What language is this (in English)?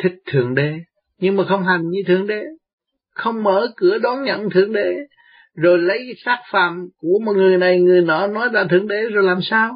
Vietnamese